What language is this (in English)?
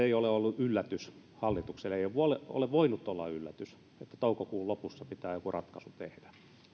Finnish